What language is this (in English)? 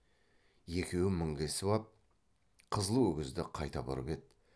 Kazakh